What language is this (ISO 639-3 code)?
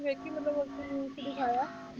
pan